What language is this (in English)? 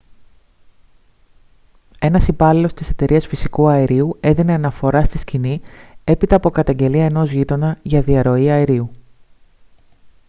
Greek